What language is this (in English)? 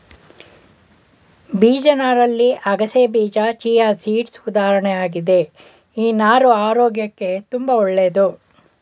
Kannada